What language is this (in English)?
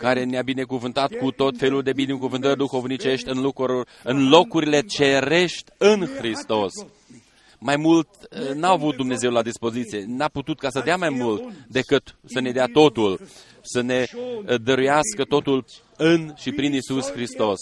Romanian